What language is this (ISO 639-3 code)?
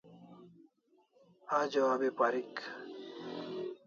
kls